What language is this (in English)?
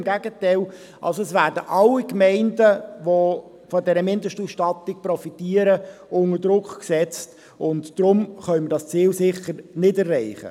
Swiss German